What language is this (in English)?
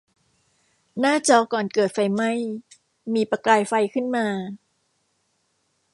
Thai